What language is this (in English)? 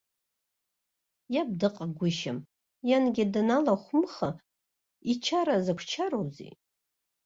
Abkhazian